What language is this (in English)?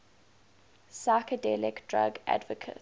English